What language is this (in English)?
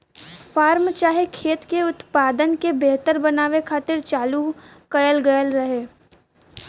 Bhojpuri